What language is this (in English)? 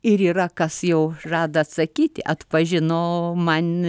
Lithuanian